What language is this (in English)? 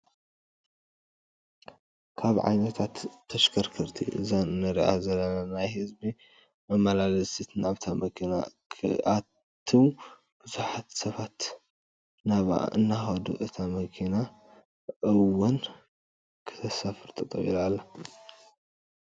Tigrinya